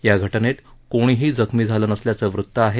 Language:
Marathi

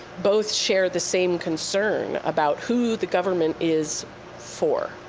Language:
English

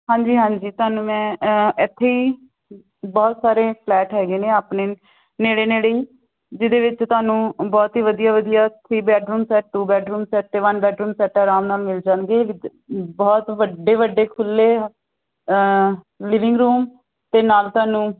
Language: Punjabi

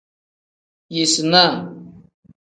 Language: Tem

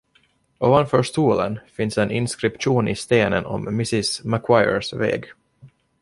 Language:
Swedish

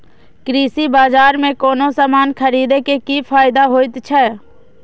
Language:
Maithili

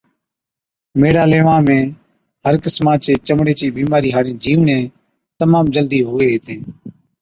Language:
Od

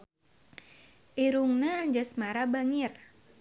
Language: Sundanese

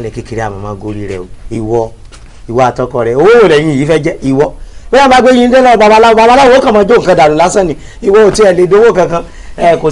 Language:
Yoruba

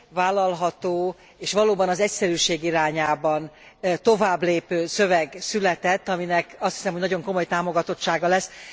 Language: Hungarian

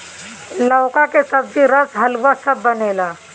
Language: Bhojpuri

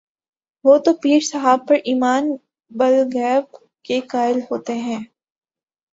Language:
Urdu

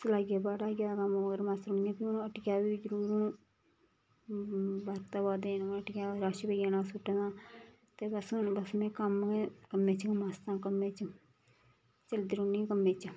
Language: Dogri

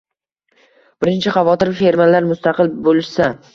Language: Uzbek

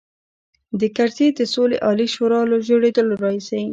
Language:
Pashto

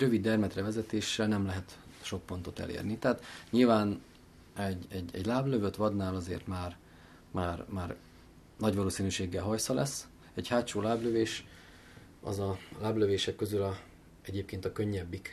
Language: Hungarian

